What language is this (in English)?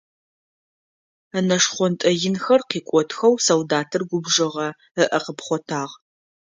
Adyghe